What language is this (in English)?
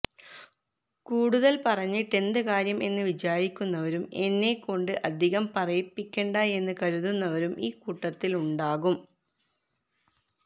Malayalam